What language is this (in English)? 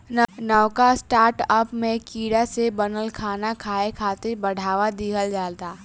Bhojpuri